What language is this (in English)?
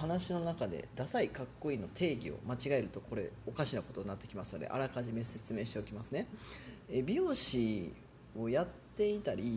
Japanese